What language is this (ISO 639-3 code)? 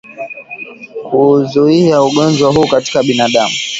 swa